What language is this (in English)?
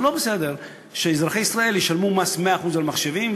Hebrew